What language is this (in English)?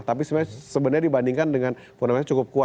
Indonesian